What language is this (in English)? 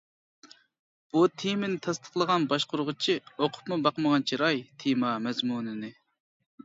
Uyghur